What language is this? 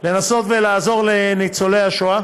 Hebrew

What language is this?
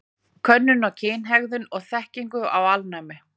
Icelandic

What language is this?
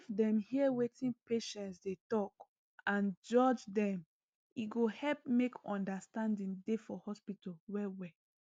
Nigerian Pidgin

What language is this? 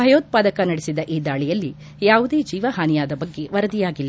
Kannada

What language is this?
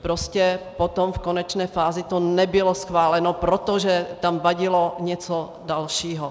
Czech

